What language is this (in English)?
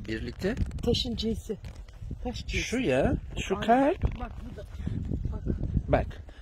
Turkish